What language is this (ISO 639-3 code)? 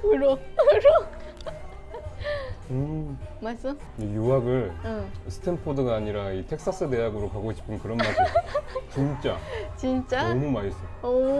kor